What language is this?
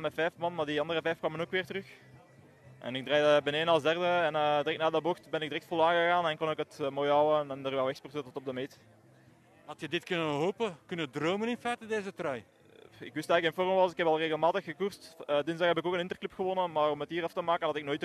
Dutch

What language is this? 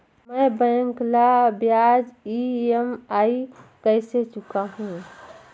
Chhattisgarhi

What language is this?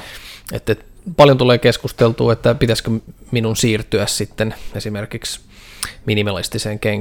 Finnish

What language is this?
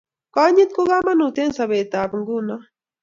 Kalenjin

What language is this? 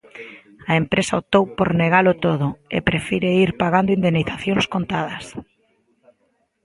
Galician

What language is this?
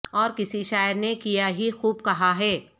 Urdu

